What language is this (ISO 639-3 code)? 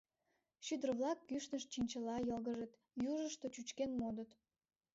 chm